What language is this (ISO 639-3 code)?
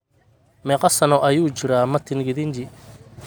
som